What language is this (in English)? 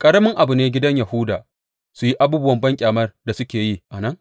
Hausa